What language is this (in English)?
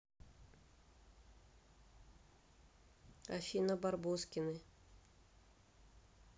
Russian